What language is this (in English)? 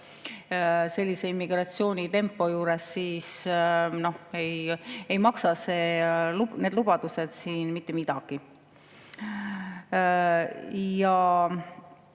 Estonian